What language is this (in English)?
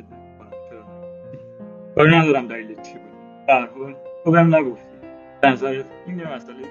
Persian